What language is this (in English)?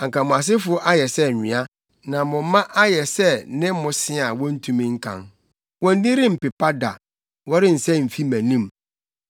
Akan